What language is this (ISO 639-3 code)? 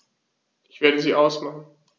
deu